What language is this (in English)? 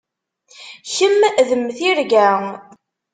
Kabyle